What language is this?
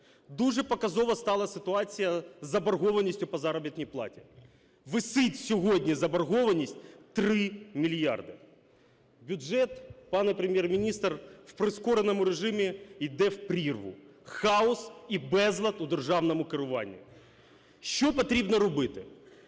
Ukrainian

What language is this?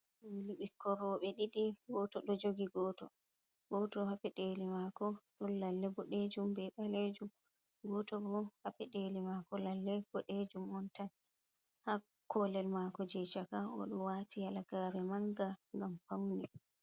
Fula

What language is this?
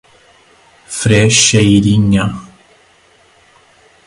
Portuguese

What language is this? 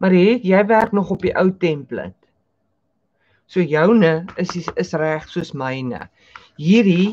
Dutch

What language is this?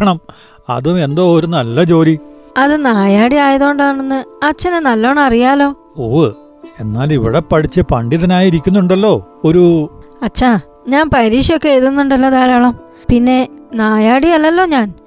Malayalam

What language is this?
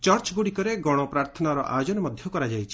Odia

